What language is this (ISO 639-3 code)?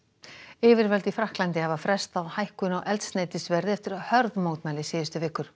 isl